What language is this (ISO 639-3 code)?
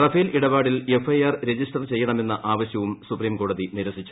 mal